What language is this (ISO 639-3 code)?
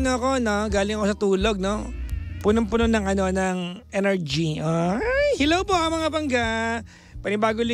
fil